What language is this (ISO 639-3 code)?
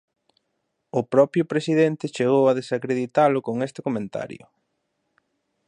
glg